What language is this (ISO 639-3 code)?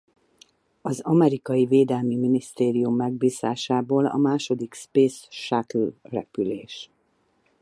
hun